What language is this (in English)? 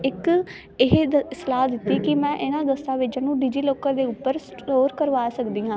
Punjabi